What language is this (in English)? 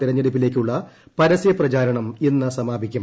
Malayalam